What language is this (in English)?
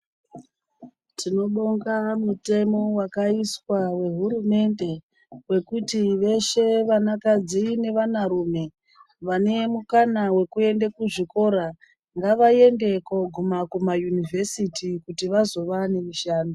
Ndau